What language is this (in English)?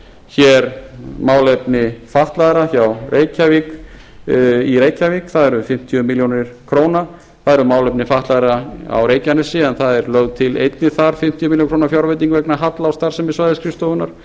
Icelandic